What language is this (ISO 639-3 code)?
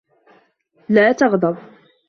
ara